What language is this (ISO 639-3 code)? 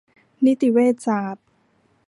tha